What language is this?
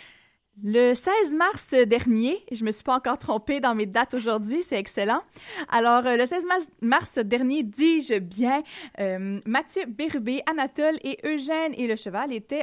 French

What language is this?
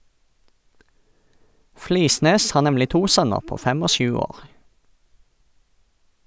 Norwegian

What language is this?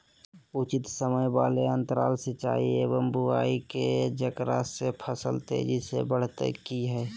Magahi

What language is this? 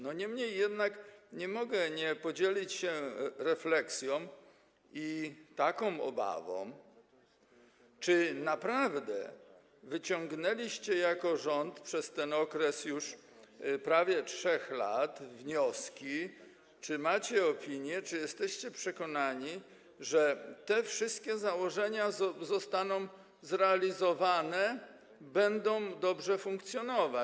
Polish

